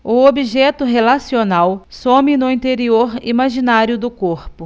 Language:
Portuguese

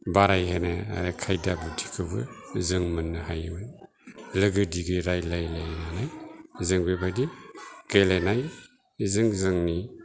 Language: Bodo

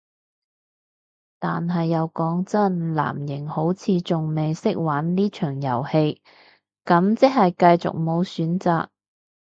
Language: Cantonese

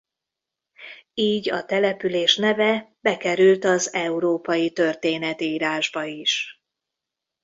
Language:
Hungarian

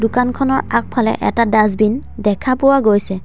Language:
Assamese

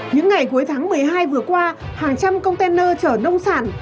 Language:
Vietnamese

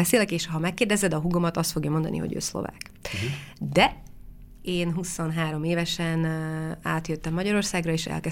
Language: Hungarian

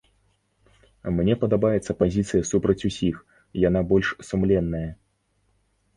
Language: Belarusian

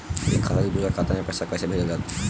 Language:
Bhojpuri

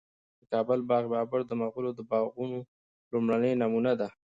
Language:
Pashto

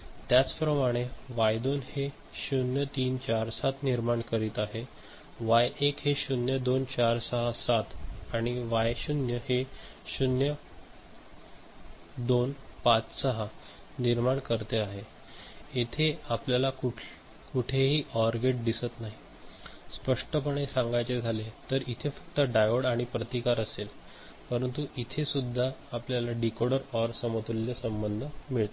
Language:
Marathi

